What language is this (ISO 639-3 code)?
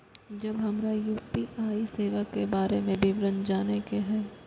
mai